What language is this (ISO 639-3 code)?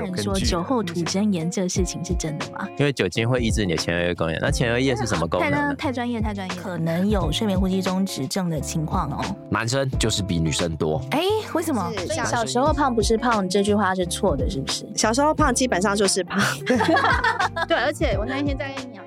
zho